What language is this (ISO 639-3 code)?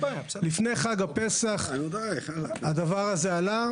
heb